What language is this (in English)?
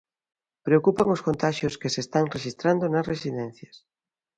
Galician